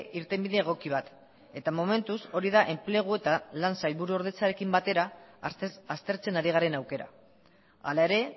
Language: Basque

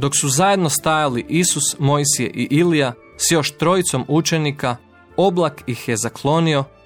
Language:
Croatian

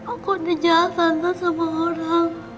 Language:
Indonesian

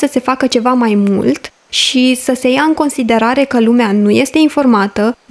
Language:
Romanian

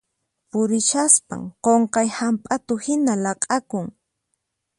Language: Puno Quechua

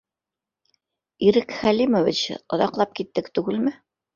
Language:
Bashkir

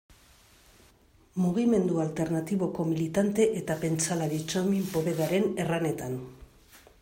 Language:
Basque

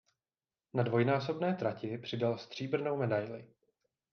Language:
Czech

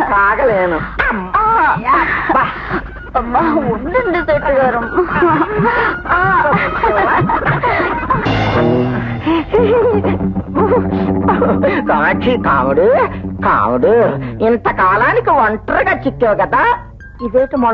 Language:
Indonesian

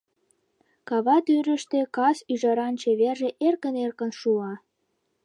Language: Mari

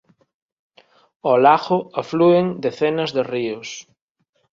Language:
Galician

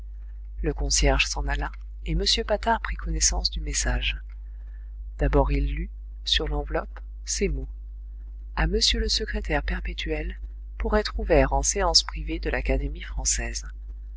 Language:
French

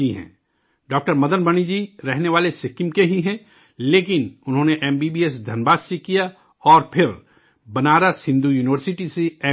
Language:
Urdu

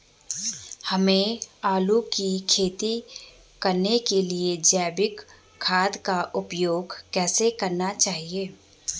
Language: Hindi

